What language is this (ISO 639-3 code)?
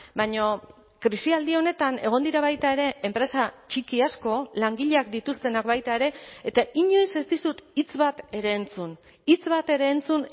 eus